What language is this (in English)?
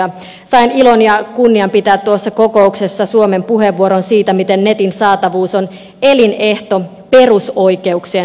Finnish